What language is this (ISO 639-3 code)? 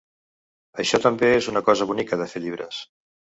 cat